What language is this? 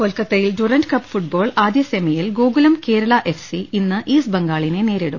Malayalam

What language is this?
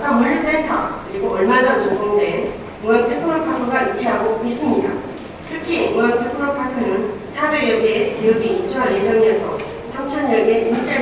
Korean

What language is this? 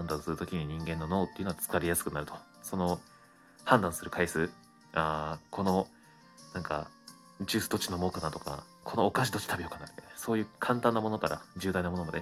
Japanese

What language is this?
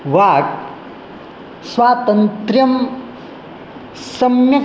Sanskrit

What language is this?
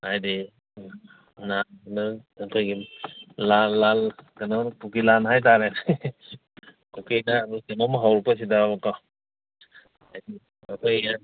Manipuri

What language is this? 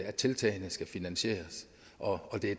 Danish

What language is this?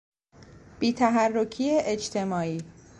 Persian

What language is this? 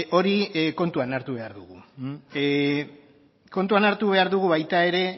Basque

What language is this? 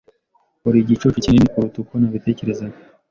Kinyarwanda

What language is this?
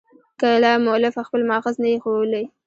Pashto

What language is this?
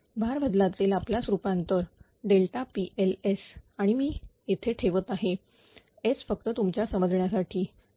Marathi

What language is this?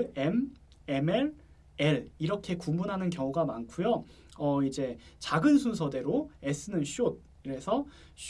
Korean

